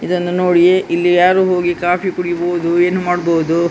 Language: Kannada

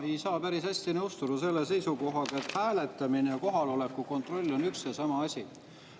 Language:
Estonian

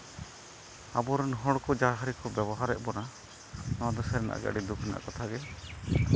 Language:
Santali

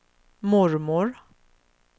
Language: Swedish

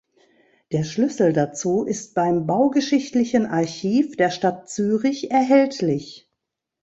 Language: German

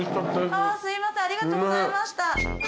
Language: Japanese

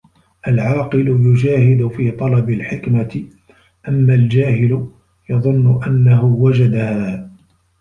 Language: Arabic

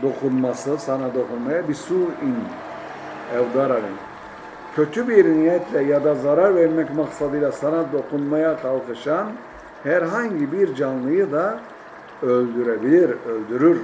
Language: Turkish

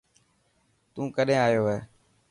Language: Dhatki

